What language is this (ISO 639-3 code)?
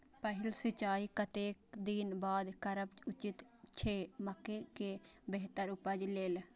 mai